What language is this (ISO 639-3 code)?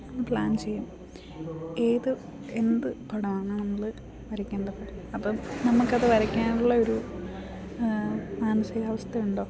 mal